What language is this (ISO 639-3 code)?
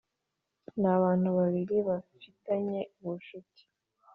kin